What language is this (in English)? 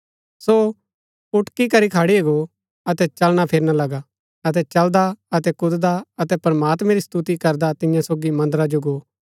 Gaddi